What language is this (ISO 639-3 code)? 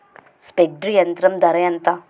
tel